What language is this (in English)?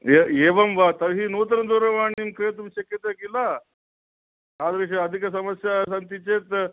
Sanskrit